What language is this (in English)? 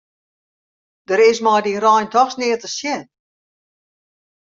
Western Frisian